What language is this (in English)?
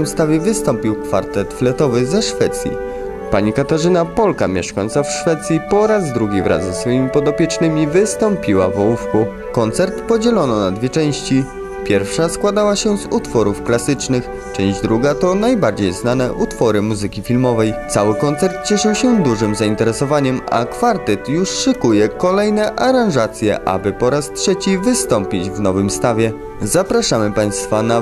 Polish